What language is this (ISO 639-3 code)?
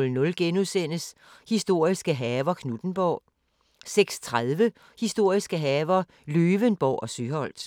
dan